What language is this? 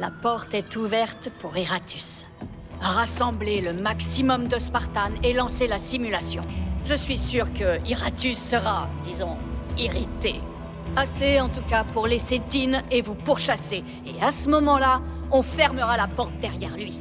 French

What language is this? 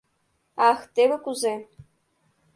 Mari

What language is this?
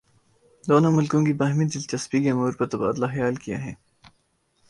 Urdu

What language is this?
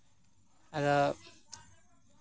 Santali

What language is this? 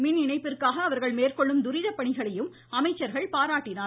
Tamil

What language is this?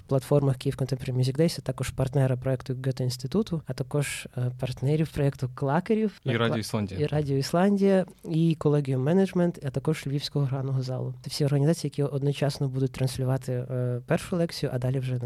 Ukrainian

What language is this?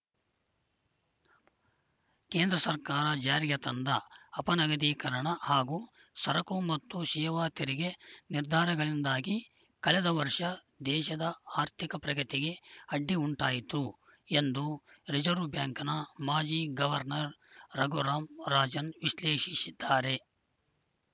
Kannada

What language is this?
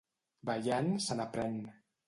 Catalan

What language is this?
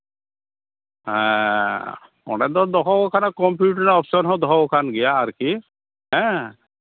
Santali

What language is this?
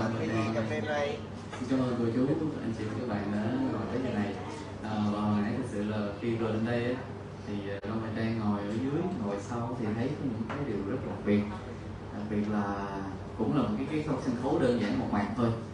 Vietnamese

